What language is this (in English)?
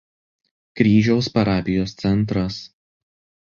Lithuanian